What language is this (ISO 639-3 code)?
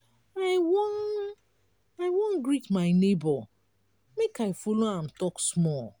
pcm